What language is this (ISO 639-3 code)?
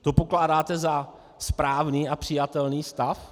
ces